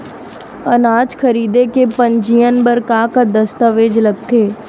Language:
Chhattisgarhi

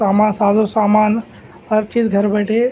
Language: Urdu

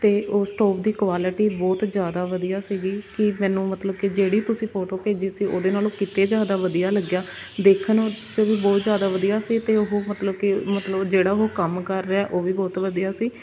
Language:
Punjabi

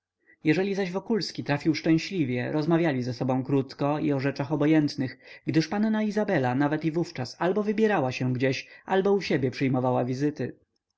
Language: Polish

